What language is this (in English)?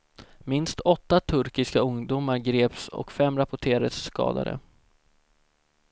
Swedish